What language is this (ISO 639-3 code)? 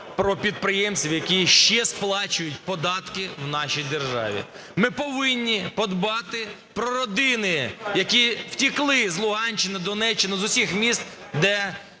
ukr